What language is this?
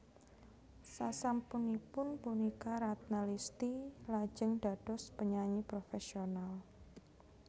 Javanese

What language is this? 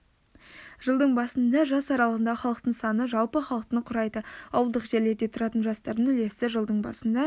Kazakh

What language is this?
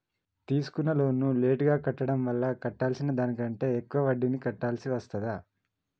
Telugu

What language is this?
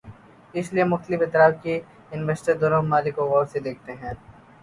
Urdu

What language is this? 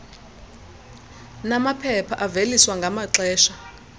Xhosa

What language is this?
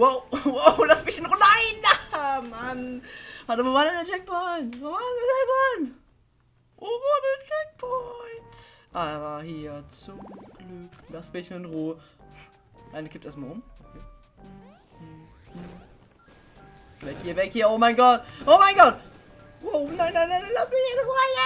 German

